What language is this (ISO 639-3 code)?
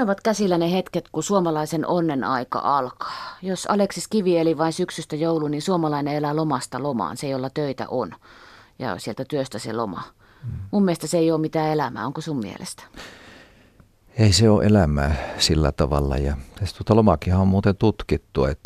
fin